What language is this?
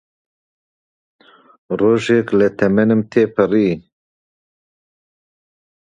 Central Kurdish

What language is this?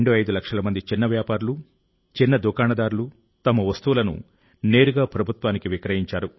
Telugu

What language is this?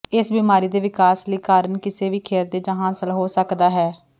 Punjabi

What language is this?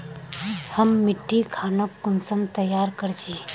Magahi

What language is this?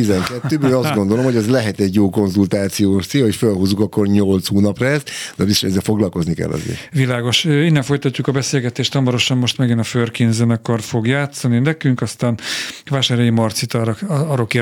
Hungarian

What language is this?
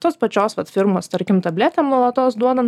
Lithuanian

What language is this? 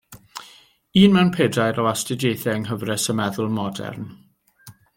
Welsh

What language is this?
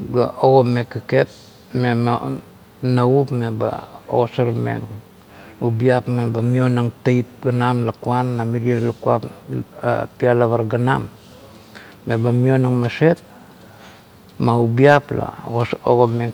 Kuot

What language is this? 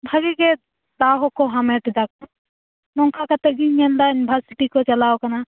Santali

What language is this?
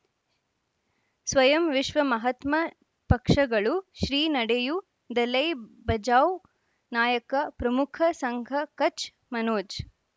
Kannada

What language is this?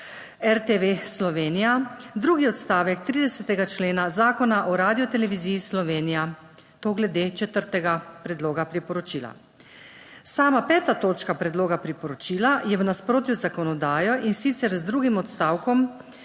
Slovenian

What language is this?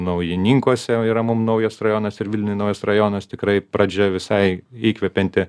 Lithuanian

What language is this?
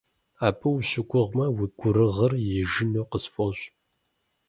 Kabardian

